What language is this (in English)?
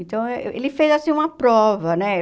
Portuguese